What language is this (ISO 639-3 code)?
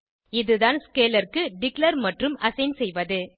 tam